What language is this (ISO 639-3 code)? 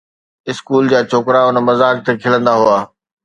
snd